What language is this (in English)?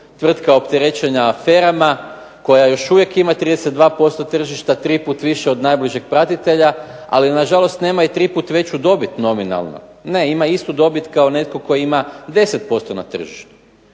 Croatian